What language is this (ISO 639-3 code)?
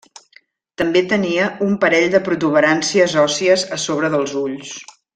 cat